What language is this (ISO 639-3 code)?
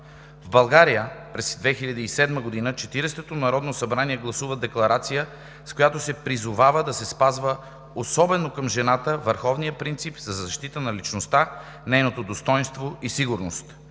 bul